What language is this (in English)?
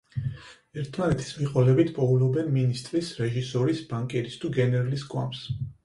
Georgian